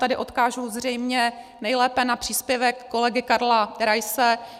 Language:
Czech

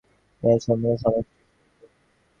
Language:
Bangla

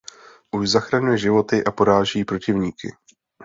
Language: Czech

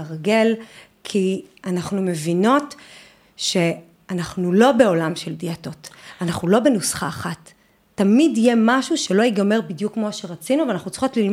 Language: Hebrew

